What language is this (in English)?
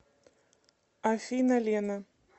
Russian